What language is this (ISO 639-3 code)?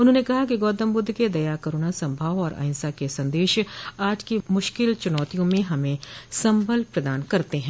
hin